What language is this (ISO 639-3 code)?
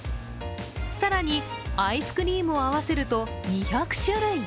jpn